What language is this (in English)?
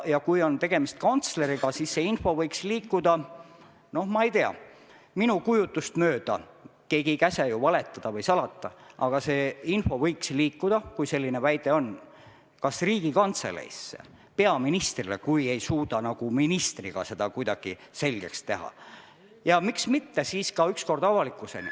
Estonian